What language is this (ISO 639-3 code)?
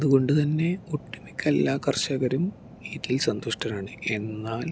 mal